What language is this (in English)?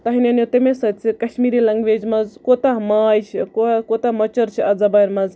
Kashmiri